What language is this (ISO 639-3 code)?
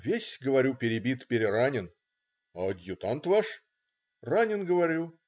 rus